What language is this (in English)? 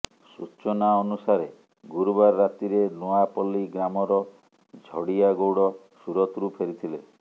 Odia